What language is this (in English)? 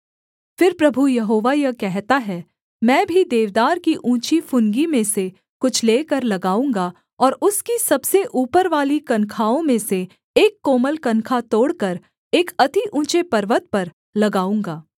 Hindi